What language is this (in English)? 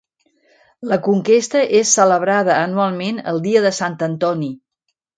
Catalan